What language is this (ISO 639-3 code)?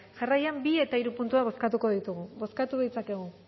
eus